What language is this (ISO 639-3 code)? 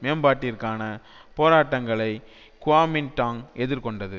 tam